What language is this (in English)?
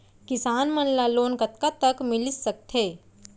Chhattisgarhi